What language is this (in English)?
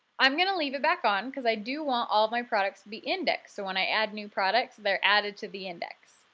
English